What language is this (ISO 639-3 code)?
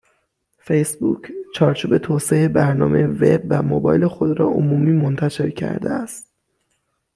fas